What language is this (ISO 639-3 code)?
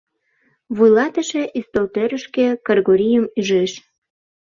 chm